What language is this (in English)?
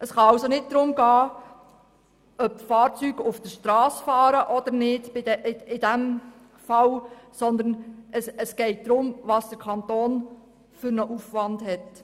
Swiss German